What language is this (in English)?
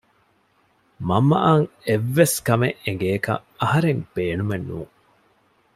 Divehi